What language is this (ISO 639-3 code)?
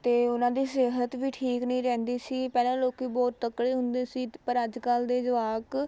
pan